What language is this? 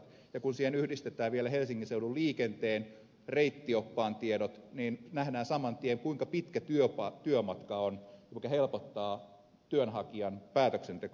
Finnish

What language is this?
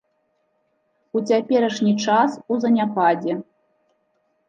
Belarusian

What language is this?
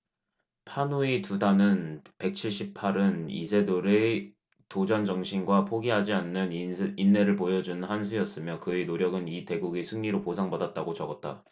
Korean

